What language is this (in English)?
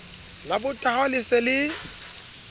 Southern Sotho